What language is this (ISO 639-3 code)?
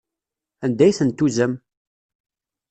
kab